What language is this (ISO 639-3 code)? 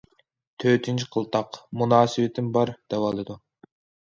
uig